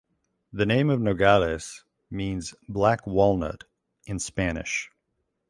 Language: English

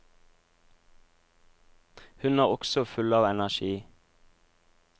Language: Norwegian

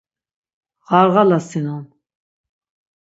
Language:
Laz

